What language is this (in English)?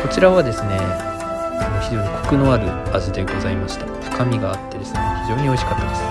Japanese